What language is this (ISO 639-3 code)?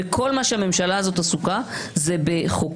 heb